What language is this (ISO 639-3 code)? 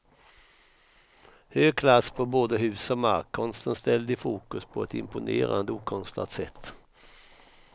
swe